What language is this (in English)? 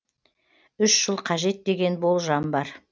Kazakh